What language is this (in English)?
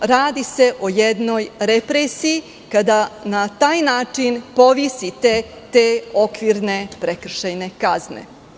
Serbian